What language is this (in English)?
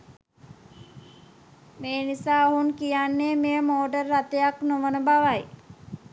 Sinhala